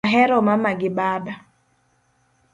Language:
Luo (Kenya and Tanzania)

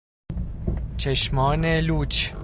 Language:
Persian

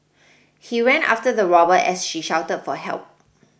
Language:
English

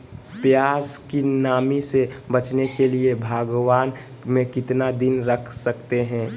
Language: Magahi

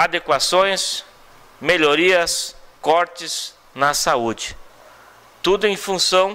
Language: Portuguese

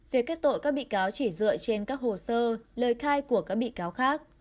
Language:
Vietnamese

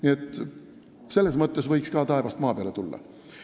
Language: Estonian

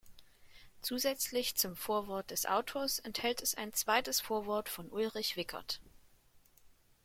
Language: German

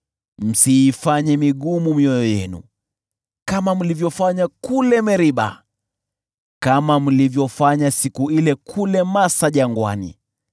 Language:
Swahili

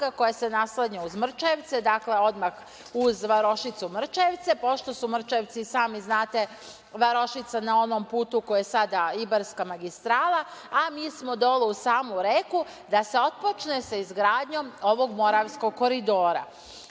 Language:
Serbian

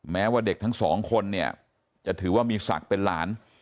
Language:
Thai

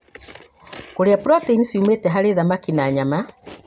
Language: Kikuyu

